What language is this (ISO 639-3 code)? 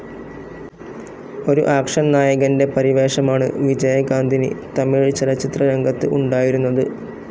mal